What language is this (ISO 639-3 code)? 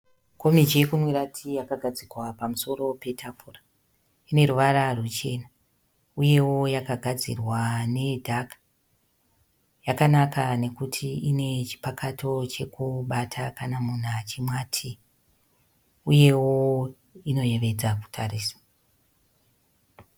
sna